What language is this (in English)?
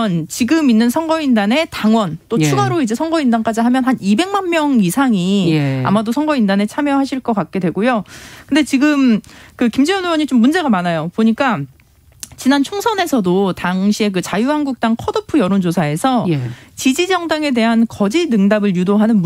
Korean